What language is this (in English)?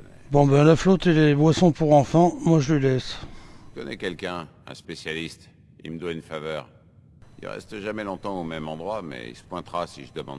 French